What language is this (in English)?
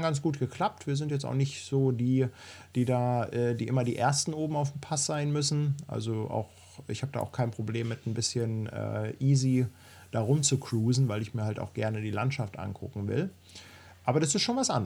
German